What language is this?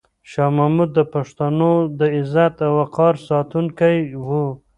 Pashto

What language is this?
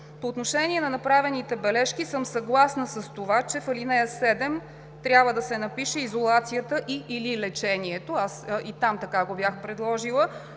Bulgarian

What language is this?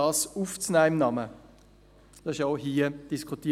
Swiss German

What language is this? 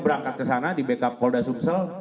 Indonesian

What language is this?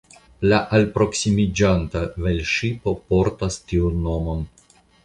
Esperanto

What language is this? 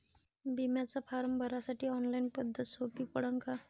Marathi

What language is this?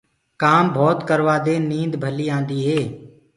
Gurgula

